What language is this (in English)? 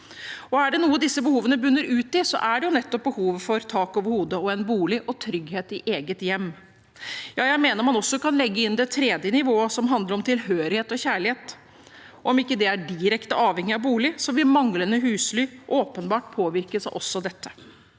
Norwegian